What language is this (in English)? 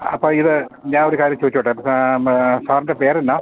Malayalam